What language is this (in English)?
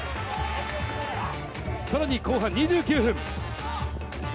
Japanese